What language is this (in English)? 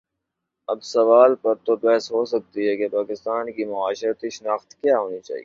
Urdu